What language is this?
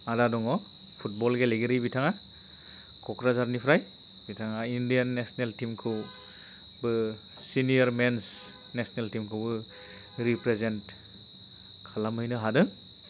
Bodo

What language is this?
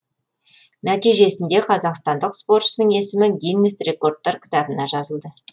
Kazakh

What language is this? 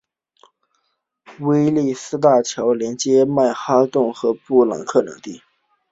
Chinese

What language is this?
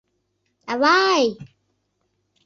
Mari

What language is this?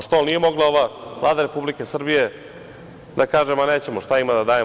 Serbian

